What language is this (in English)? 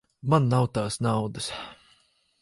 Latvian